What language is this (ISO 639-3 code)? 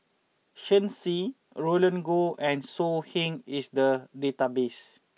eng